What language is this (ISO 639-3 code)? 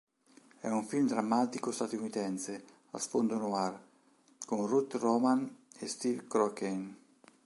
ita